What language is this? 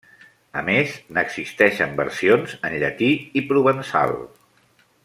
Catalan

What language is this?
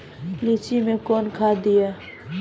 Maithili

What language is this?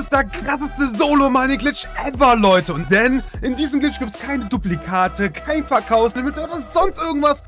German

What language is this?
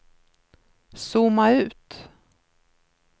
Swedish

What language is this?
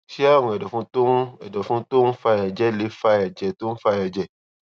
Yoruba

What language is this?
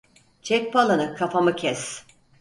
Turkish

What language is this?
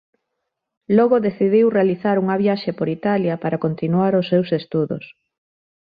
Galician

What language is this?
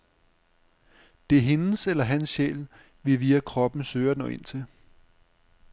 Danish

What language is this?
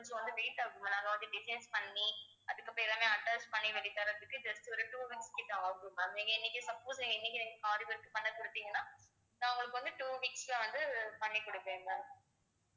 Tamil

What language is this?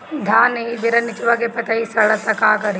Bhojpuri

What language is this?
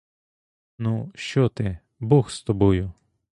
Ukrainian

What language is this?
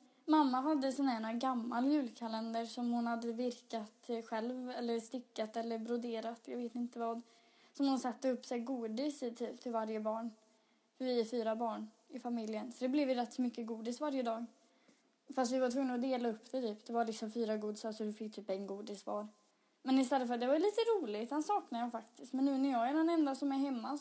Swedish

